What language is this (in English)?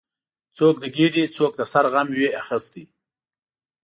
Pashto